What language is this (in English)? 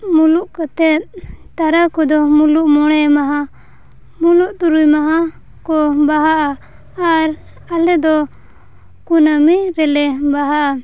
Santali